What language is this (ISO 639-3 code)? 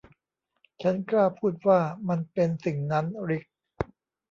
tha